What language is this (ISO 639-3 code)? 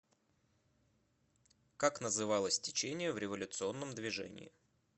rus